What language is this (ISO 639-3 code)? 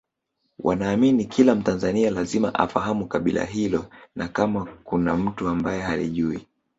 swa